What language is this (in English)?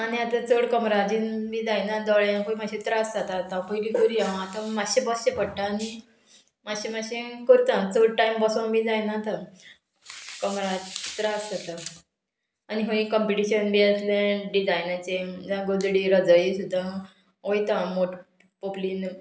Konkani